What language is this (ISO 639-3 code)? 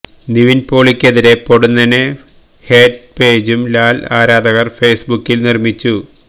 mal